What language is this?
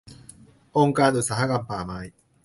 Thai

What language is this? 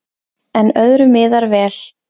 Icelandic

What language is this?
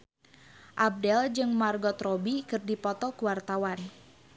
Sundanese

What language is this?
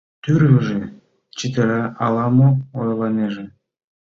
Mari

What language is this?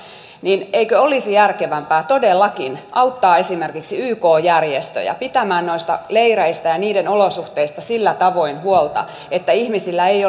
Finnish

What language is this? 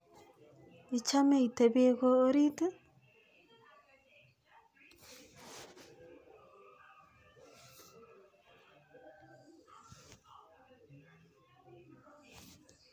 Kalenjin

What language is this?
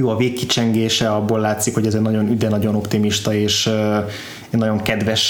Hungarian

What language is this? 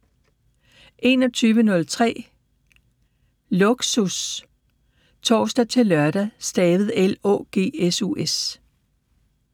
Danish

